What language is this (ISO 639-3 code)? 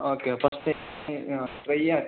mal